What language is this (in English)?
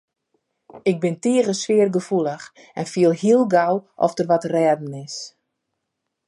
Western Frisian